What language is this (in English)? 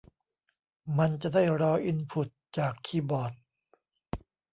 Thai